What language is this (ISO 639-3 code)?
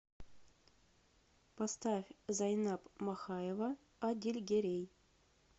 rus